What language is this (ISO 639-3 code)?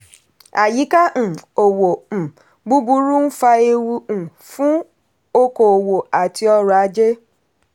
yor